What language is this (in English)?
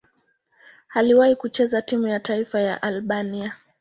Swahili